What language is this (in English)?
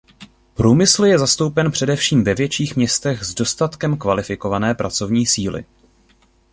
Czech